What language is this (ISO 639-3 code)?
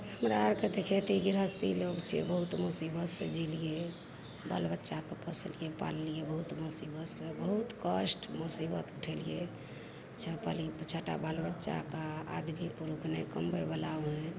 mai